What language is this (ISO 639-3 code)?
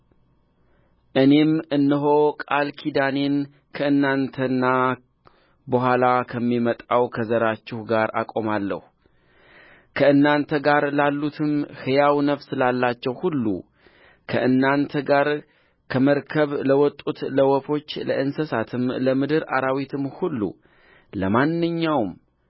amh